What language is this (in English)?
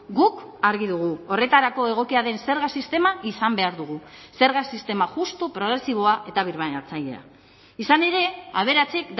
Basque